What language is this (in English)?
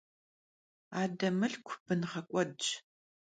Kabardian